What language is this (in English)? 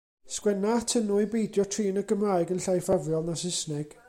Welsh